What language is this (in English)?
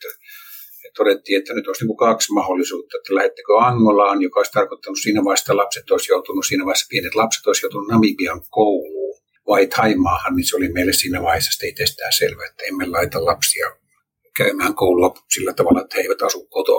Finnish